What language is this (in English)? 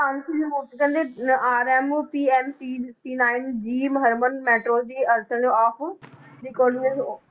Punjabi